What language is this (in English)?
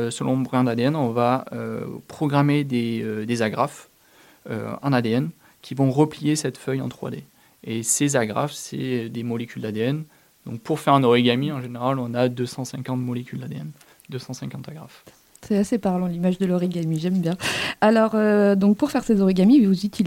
French